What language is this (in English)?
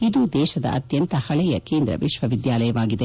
Kannada